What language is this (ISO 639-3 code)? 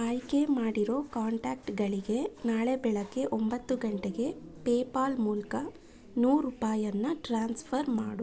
kan